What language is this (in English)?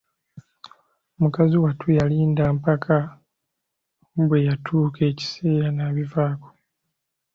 Ganda